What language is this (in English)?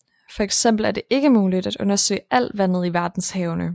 Danish